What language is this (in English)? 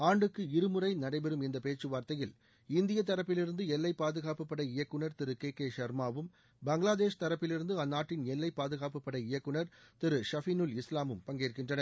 Tamil